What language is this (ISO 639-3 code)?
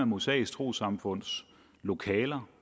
dan